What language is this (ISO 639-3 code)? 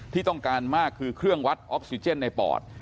tha